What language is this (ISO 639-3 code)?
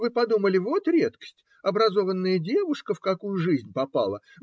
rus